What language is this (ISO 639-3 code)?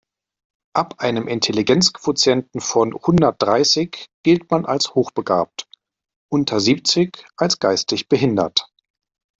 deu